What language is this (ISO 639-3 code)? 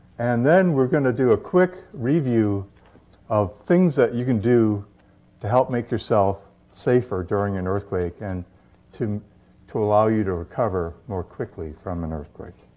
eng